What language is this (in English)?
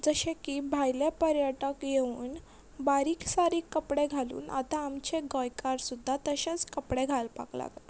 Konkani